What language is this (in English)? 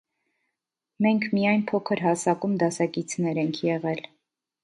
Armenian